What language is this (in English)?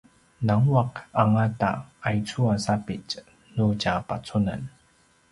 Paiwan